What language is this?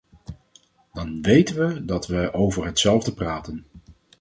Dutch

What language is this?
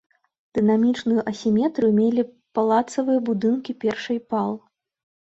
Belarusian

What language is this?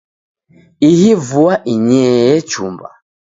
Taita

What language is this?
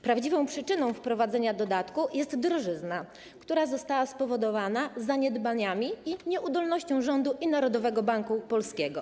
Polish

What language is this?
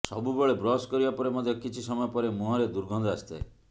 Odia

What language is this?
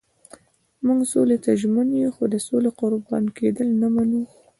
Pashto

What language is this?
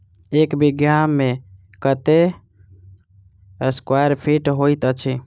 Maithili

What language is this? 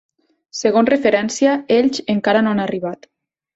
Catalan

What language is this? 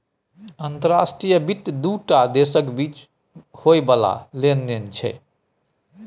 Maithili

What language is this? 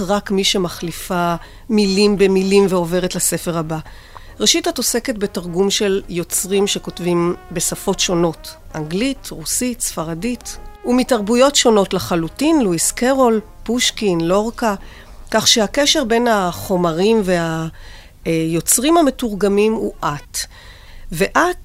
Hebrew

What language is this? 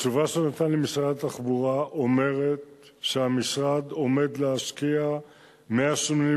Hebrew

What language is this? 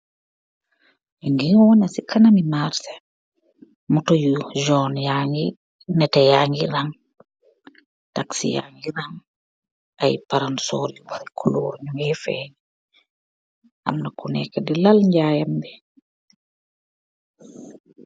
Wolof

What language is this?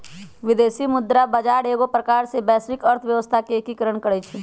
Magahi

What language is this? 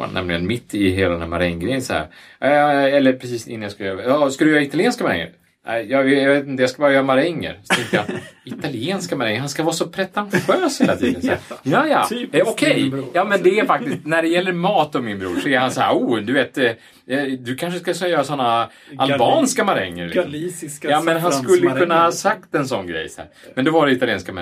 Swedish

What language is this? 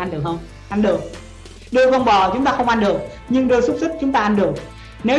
Vietnamese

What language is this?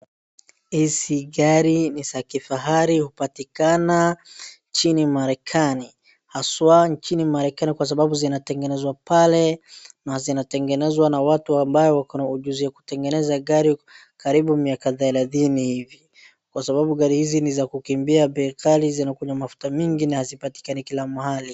Swahili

